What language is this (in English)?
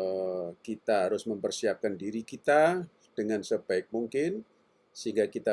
Indonesian